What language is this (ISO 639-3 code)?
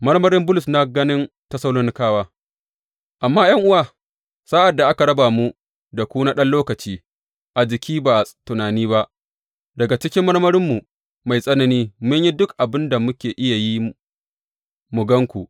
hau